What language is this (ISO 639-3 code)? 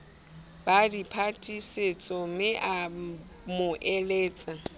sot